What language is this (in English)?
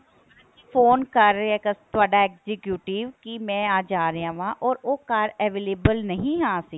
Punjabi